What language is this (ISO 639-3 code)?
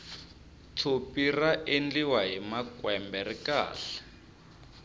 tso